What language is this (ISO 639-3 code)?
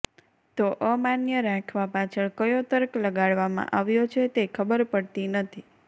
guj